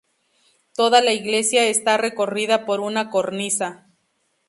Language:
Spanish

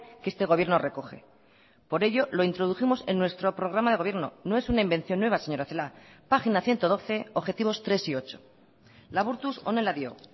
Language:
Spanish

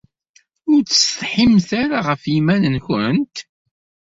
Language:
Kabyle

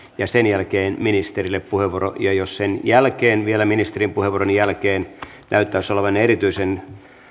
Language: Finnish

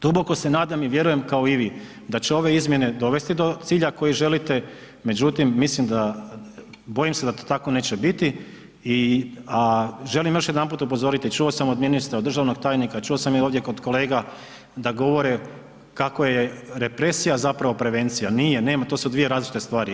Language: Croatian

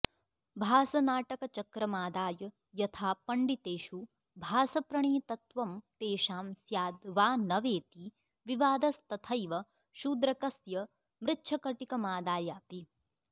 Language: Sanskrit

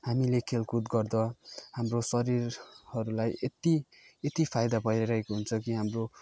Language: Nepali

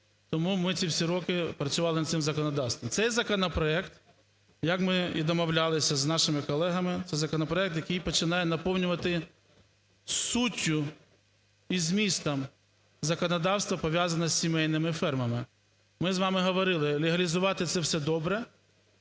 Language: Ukrainian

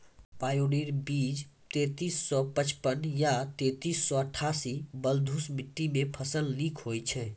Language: Maithili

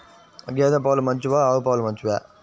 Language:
Telugu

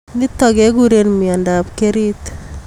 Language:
Kalenjin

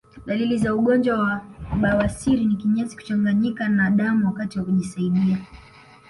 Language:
Swahili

